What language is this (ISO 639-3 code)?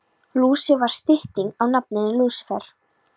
isl